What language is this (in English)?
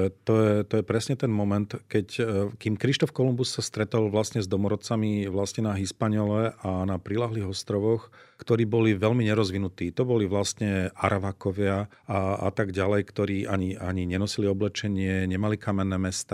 Slovak